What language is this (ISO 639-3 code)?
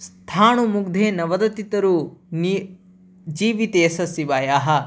san